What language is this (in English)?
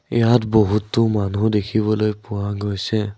Assamese